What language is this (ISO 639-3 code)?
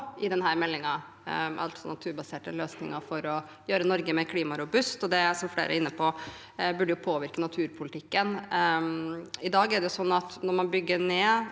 nor